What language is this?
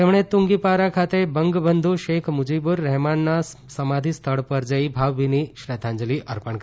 Gujarati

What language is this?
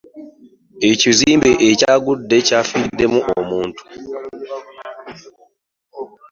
Ganda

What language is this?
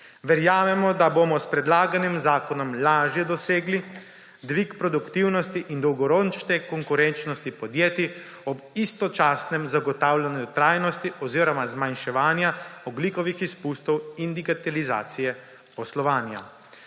Slovenian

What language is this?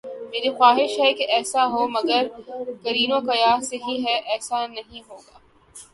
Urdu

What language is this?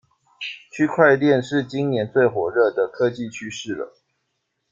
Chinese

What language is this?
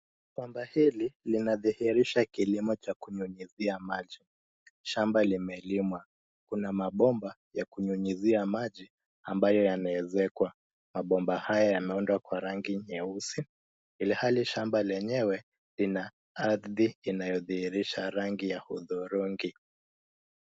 Swahili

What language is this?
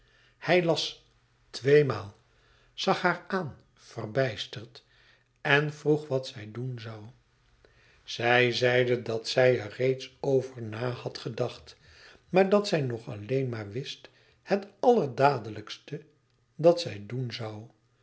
Dutch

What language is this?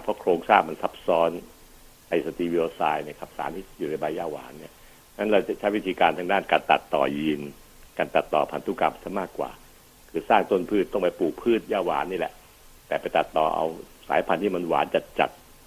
Thai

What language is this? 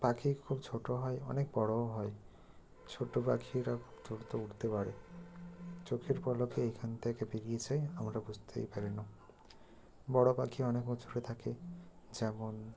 Bangla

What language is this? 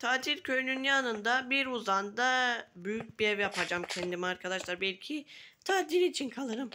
Turkish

